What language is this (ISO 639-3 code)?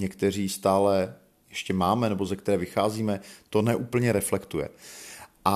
ces